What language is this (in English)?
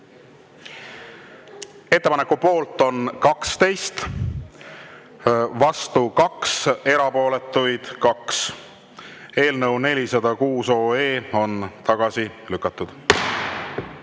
Estonian